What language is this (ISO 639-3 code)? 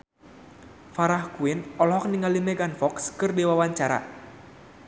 sun